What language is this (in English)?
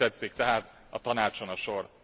Hungarian